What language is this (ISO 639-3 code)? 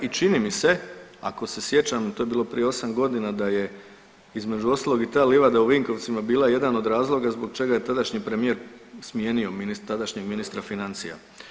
hrv